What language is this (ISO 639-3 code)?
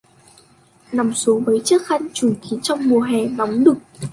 vie